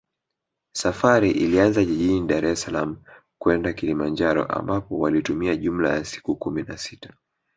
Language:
Swahili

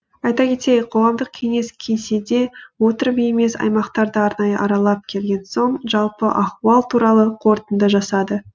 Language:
Kazakh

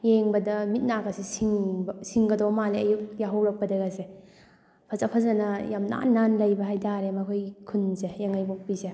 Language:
Manipuri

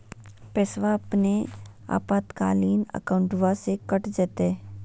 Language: Magahi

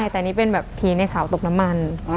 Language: Thai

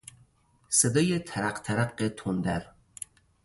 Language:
Persian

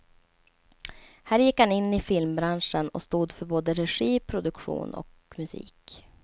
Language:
Swedish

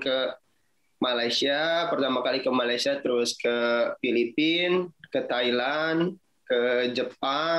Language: Indonesian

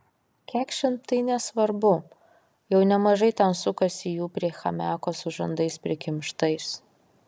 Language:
Lithuanian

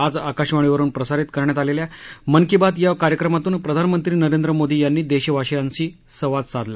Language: Marathi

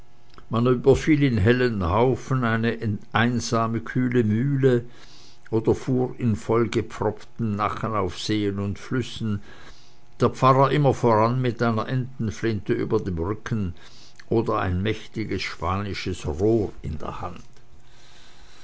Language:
German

